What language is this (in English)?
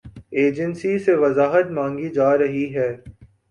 Urdu